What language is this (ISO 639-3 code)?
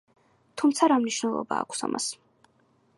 kat